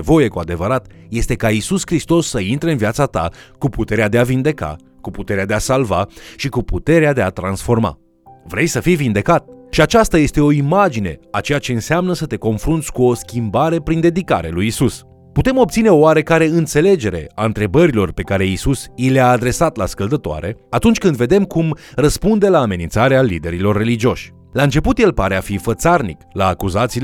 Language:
Romanian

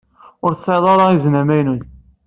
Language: Kabyle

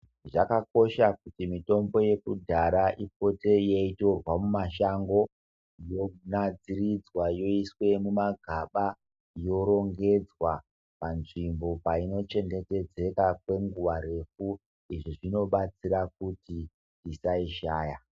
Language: Ndau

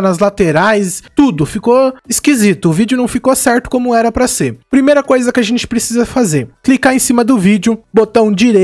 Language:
Portuguese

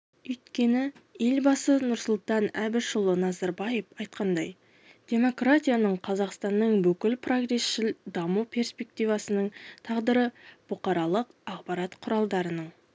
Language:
Kazakh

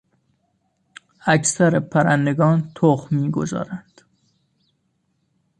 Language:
Persian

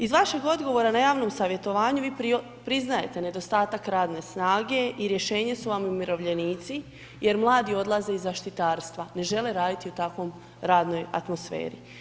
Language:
Croatian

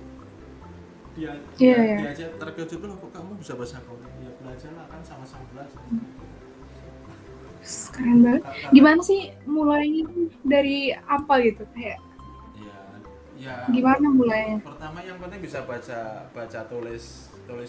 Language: Indonesian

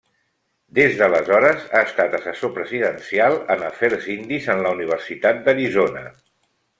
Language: Catalan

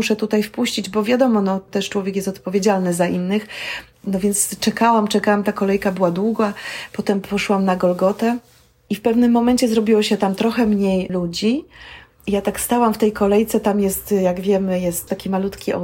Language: Polish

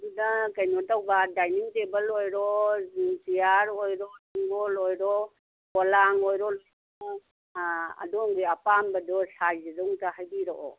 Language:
Manipuri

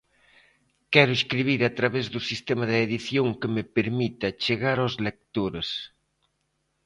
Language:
Galician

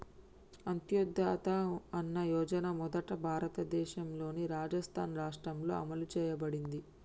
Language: Telugu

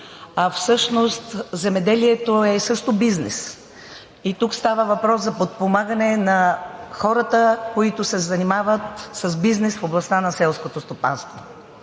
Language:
Bulgarian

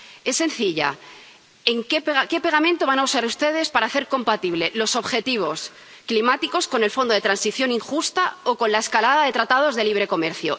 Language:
Spanish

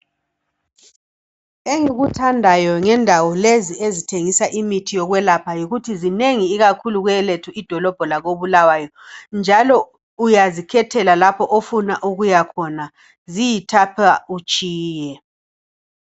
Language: North Ndebele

